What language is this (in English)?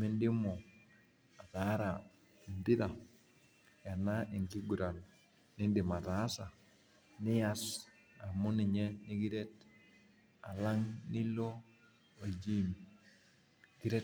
Masai